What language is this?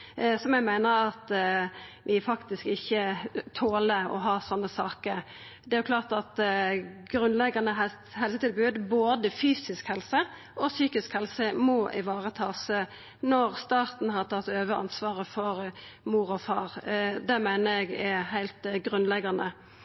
Norwegian Nynorsk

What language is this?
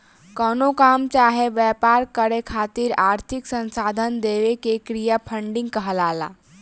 Bhojpuri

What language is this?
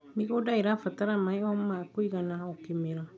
Kikuyu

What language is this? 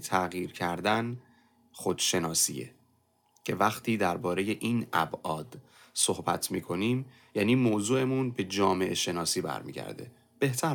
Persian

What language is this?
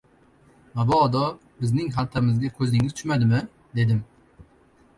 Uzbek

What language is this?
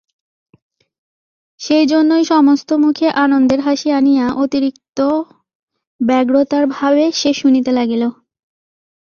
Bangla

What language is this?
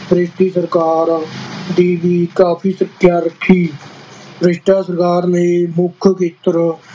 Punjabi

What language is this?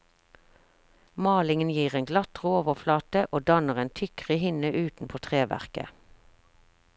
Norwegian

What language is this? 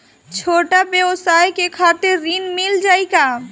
Bhojpuri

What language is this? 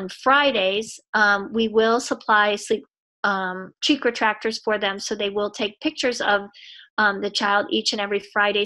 English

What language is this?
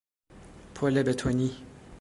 Persian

